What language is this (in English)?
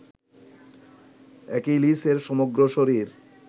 Bangla